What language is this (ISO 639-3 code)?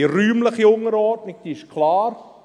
gsw